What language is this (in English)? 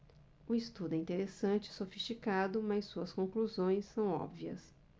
Portuguese